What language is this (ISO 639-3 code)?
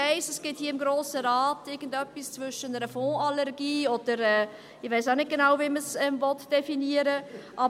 gsw